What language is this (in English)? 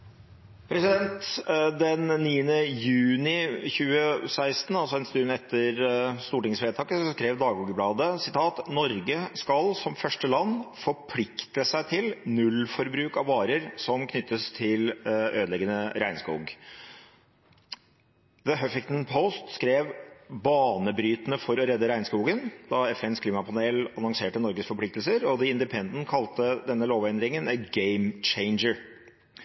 Norwegian Bokmål